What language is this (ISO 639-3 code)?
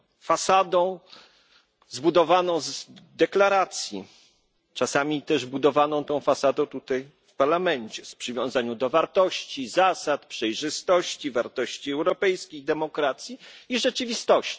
pol